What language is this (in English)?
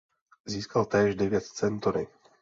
Czech